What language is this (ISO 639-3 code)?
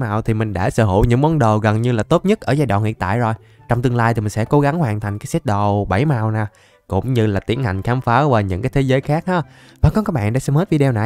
vie